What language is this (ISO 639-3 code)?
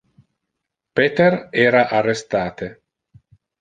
ina